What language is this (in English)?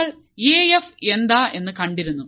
Malayalam